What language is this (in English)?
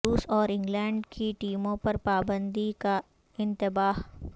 Urdu